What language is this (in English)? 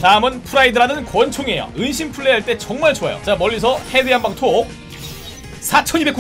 Korean